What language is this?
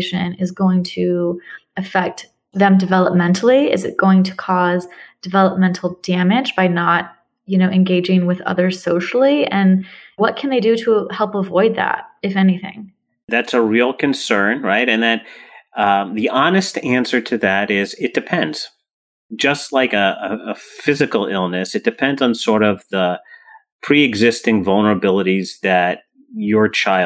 English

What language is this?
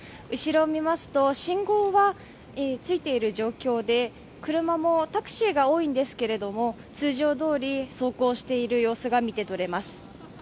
Japanese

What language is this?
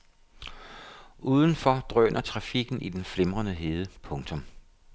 Danish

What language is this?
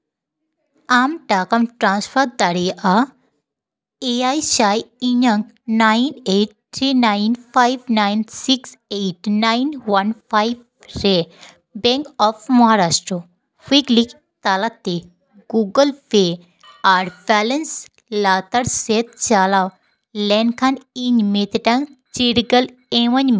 Santali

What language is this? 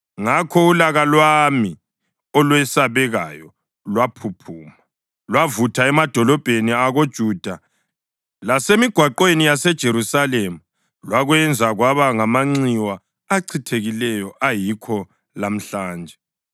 North Ndebele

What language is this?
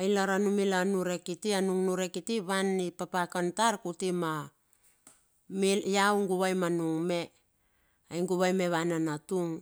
Bilur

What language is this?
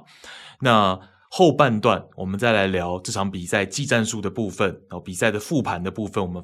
Chinese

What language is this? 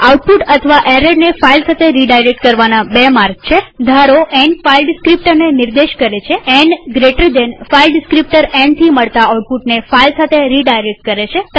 Gujarati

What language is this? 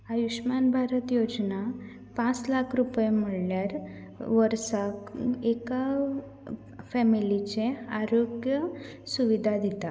Konkani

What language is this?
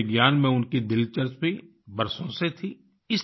Hindi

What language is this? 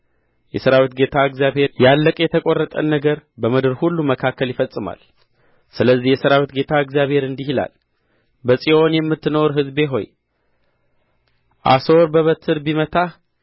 Amharic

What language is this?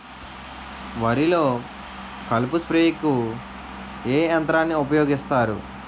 Telugu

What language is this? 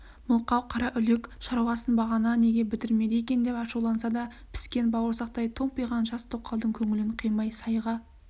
Kazakh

